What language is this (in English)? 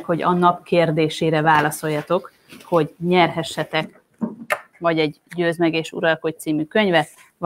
Hungarian